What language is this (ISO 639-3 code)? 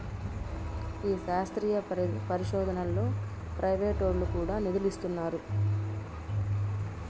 tel